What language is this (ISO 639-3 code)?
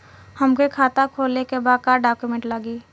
bho